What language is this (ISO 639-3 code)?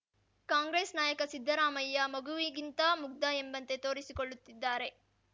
kan